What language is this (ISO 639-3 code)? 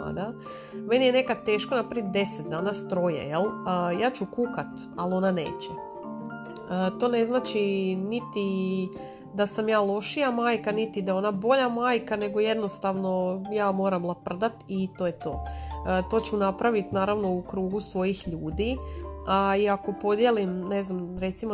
hrv